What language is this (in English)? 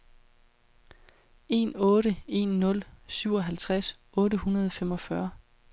Danish